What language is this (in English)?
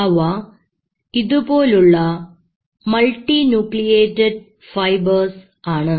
Malayalam